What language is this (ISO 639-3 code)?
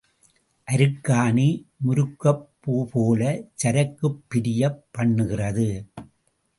tam